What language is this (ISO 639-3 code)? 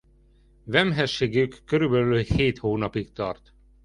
hun